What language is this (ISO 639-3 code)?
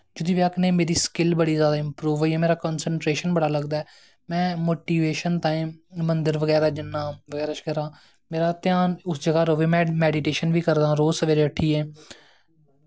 doi